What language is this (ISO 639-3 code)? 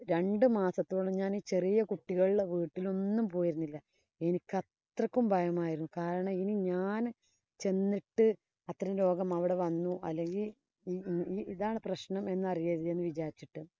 mal